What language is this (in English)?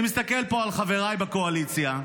Hebrew